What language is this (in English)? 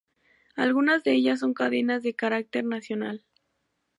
Spanish